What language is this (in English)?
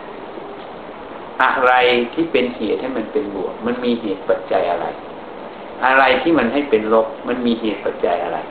Thai